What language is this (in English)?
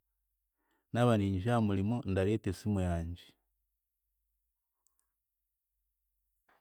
Chiga